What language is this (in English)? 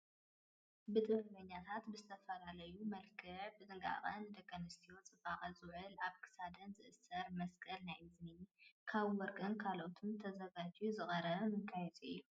Tigrinya